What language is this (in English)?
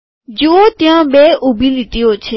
Gujarati